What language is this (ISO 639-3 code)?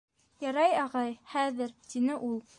bak